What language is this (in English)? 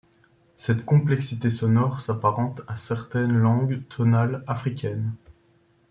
French